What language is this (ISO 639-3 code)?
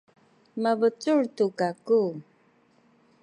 szy